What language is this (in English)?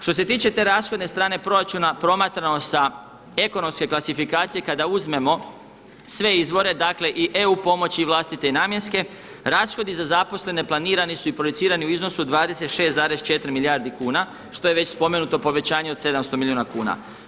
Croatian